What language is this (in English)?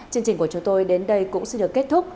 Vietnamese